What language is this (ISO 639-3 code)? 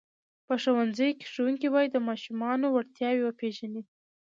pus